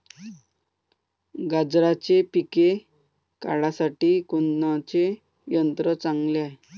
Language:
Marathi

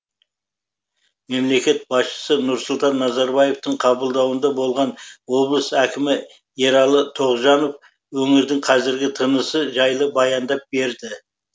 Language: Kazakh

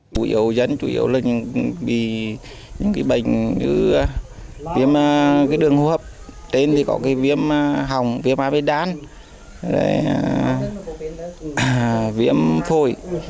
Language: Vietnamese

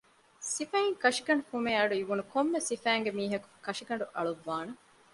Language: Divehi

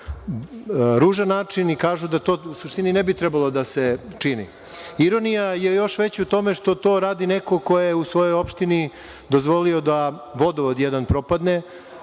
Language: Serbian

